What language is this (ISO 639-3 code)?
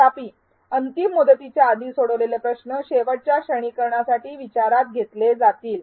mar